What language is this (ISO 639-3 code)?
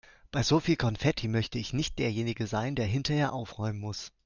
deu